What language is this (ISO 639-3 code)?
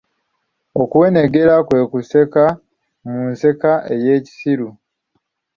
lug